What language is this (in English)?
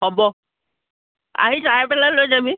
Assamese